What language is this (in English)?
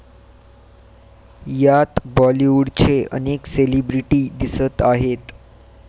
Marathi